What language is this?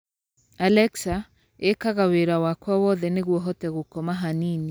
Kikuyu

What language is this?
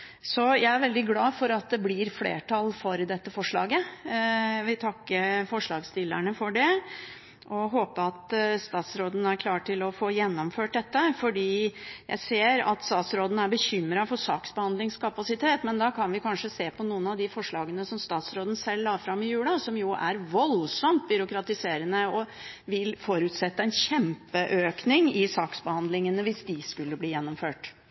Norwegian Bokmål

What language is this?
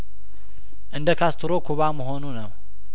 Amharic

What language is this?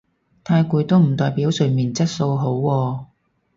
Cantonese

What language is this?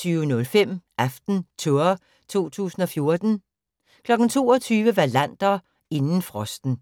Danish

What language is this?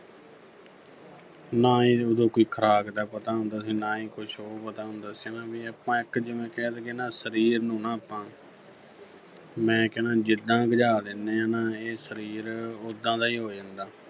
Punjabi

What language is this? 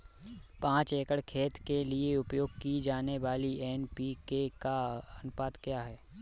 Hindi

